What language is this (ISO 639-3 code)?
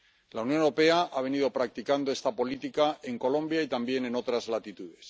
spa